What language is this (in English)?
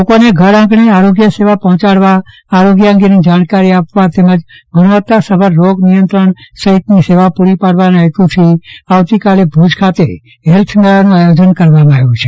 Gujarati